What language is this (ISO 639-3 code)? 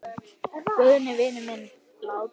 isl